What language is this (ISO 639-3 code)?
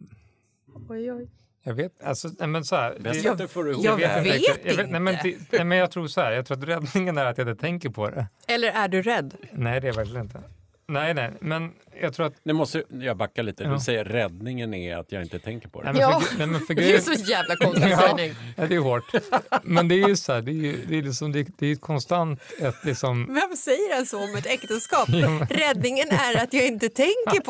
swe